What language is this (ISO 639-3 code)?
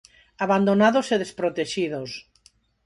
glg